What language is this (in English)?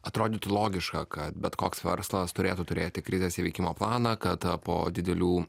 Lithuanian